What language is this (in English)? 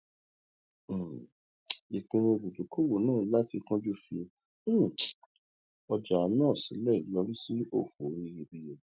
Yoruba